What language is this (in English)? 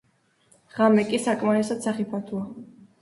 Georgian